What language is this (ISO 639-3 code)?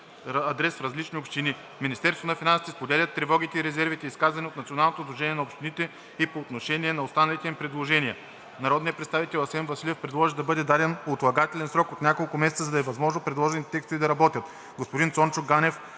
bul